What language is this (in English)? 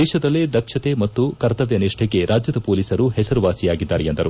Kannada